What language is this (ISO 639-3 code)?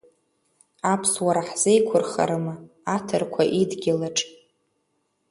abk